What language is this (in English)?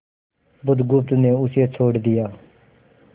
Hindi